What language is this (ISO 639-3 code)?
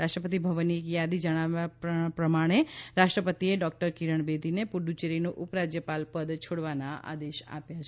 guj